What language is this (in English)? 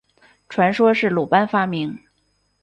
Chinese